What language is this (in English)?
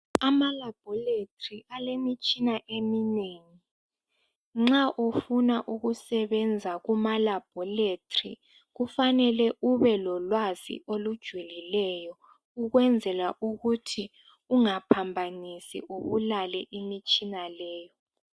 North Ndebele